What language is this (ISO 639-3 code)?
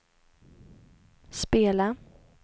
swe